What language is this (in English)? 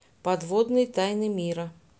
Russian